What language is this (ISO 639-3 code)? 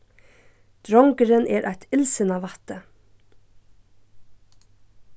fao